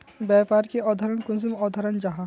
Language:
Magahi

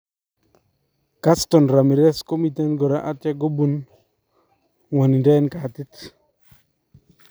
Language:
Kalenjin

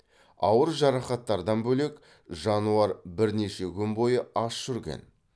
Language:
Kazakh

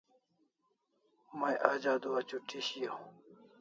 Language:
Kalasha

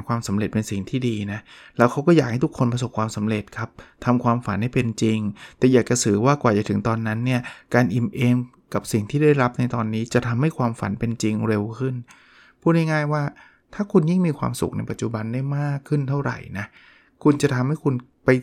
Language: Thai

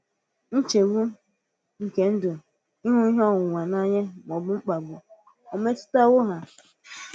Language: Igbo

